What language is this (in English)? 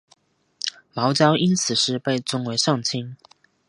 Chinese